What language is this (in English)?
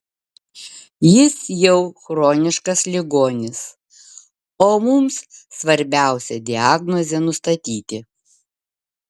Lithuanian